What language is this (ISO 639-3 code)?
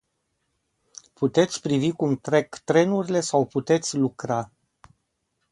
ron